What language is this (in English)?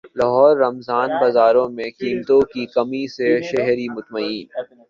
Urdu